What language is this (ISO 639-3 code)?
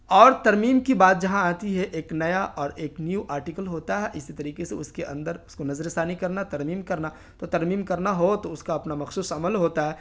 urd